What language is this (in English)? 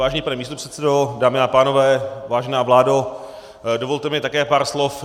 Czech